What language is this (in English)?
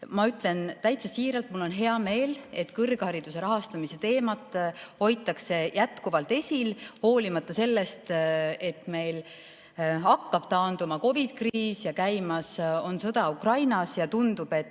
Estonian